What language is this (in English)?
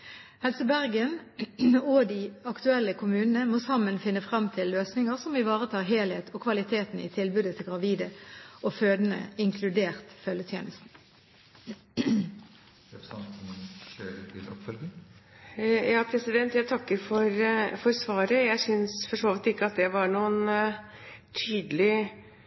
Norwegian Bokmål